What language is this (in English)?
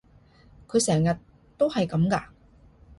Cantonese